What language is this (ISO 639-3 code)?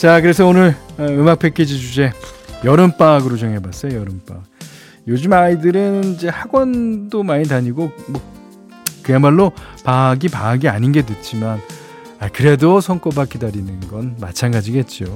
kor